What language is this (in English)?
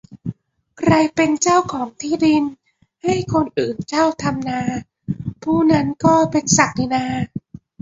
Thai